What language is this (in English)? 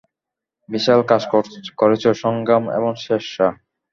Bangla